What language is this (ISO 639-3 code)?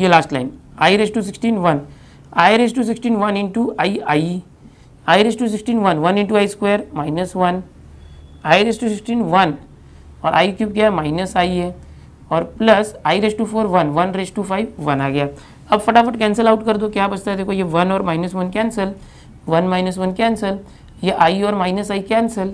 hin